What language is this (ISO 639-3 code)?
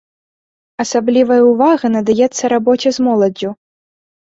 bel